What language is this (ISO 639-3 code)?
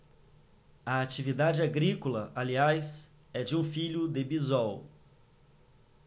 por